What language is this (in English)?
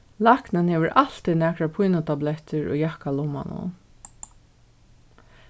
Faroese